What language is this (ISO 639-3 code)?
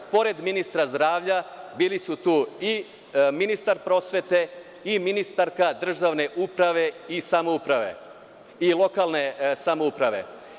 srp